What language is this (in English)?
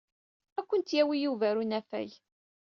Kabyle